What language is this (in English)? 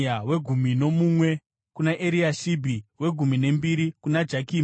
Shona